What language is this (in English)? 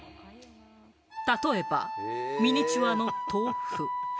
Japanese